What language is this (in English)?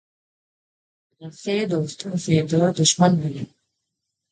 Urdu